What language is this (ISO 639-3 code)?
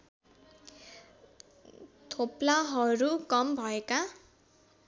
nep